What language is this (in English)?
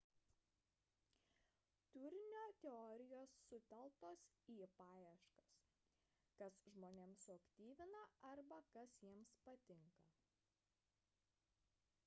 Lithuanian